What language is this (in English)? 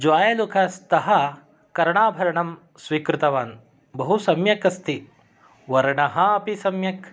Sanskrit